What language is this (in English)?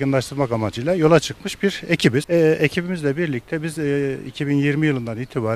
Turkish